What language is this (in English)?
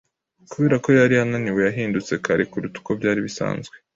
Kinyarwanda